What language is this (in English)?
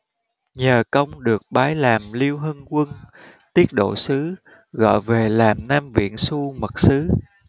Vietnamese